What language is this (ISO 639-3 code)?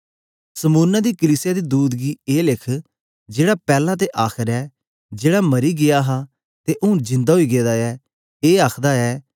doi